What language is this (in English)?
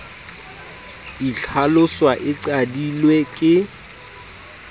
Southern Sotho